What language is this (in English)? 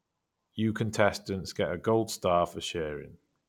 English